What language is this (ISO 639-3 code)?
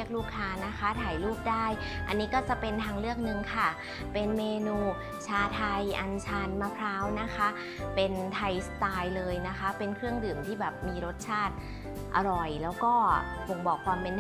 tha